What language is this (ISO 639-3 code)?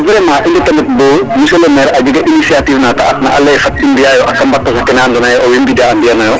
srr